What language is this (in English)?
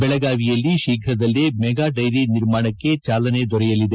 Kannada